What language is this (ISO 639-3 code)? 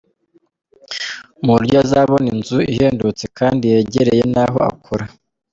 kin